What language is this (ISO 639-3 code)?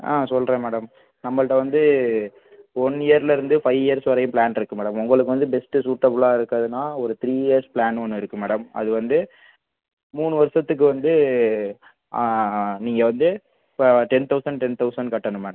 tam